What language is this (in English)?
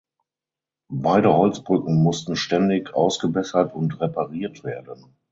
German